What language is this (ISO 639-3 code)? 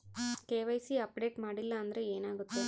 kan